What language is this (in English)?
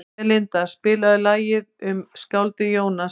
Icelandic